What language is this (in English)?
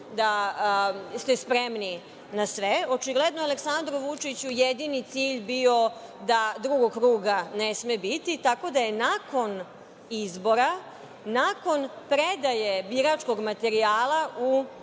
Serbian